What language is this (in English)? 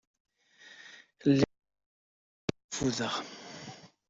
Kabyle